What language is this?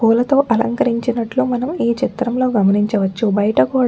Telugu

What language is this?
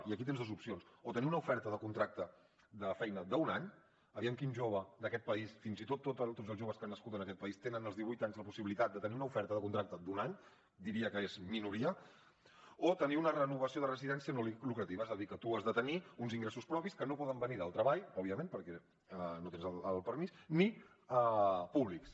Catalan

